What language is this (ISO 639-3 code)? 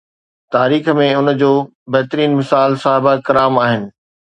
snd